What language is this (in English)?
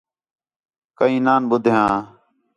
Khetrani